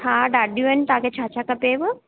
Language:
Sindhi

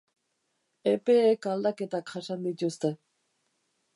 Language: Basque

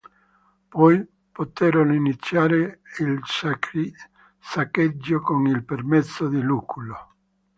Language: Italian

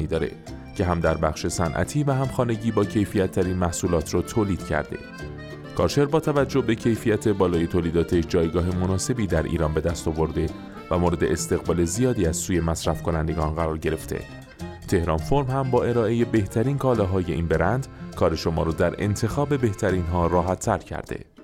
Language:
Persian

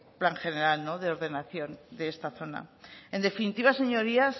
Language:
Spanish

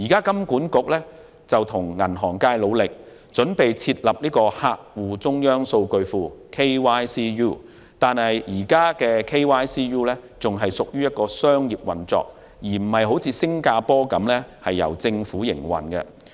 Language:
Cantonese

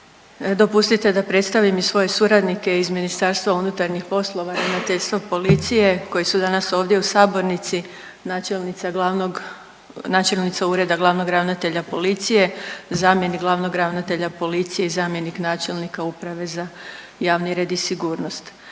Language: Croatian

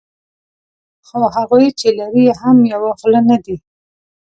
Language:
Pashto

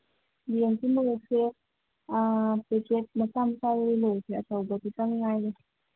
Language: Manipuri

